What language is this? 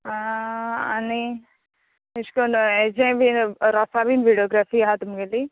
Konkani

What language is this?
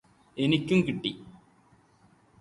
Malayalam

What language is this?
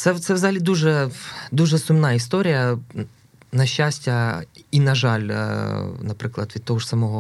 Ukrainian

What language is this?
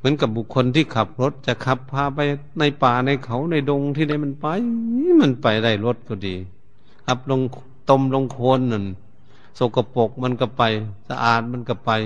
Thai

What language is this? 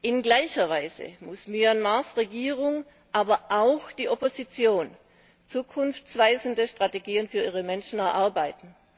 German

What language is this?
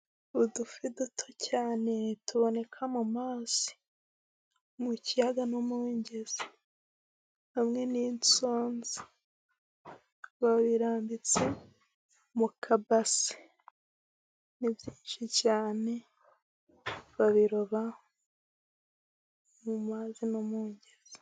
Kinyarwanda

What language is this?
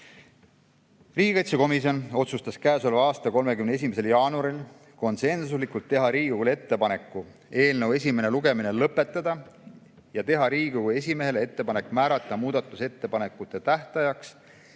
Estonian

